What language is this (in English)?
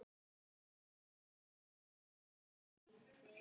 Icelandic